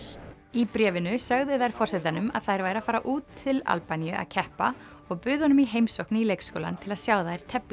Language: Icelandic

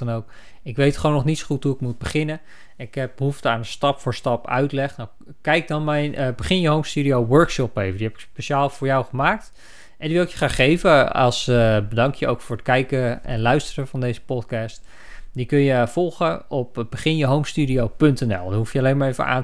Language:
Dutch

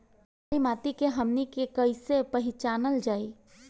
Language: Bhojpuri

